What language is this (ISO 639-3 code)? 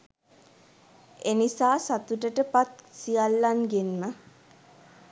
sin